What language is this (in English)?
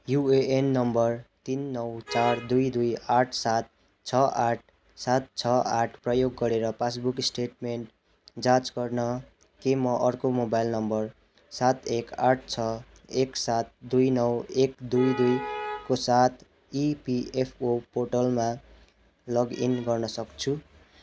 Nepali